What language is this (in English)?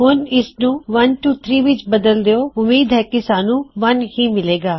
Punjabi